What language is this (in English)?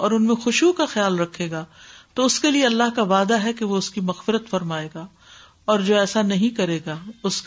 Urdu